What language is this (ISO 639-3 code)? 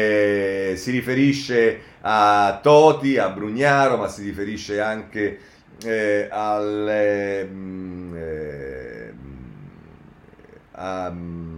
ita